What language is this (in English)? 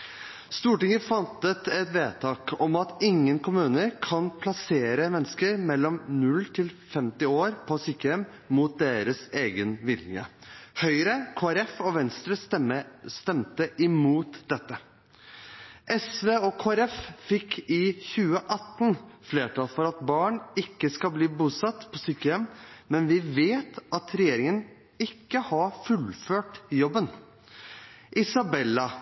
Norwegian Bokmål